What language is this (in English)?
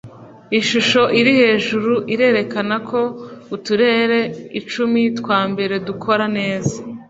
Kinyarwanda